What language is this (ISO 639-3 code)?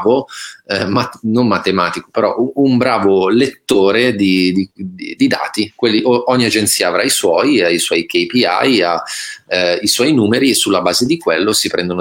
ita